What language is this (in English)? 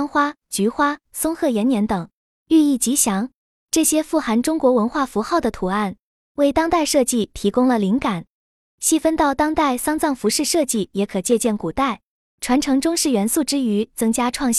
Chinese